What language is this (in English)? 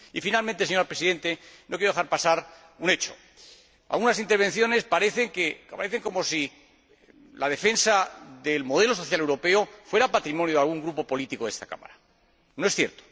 Spanish